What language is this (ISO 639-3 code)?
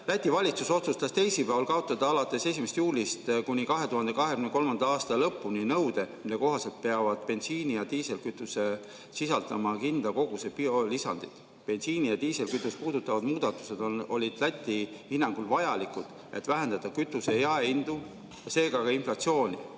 est